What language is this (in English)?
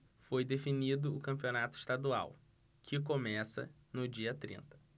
Portuguese